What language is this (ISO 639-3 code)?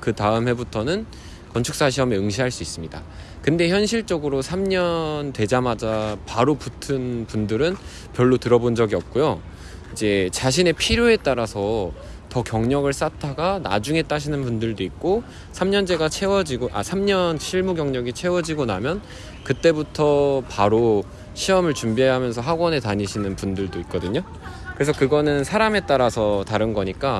kor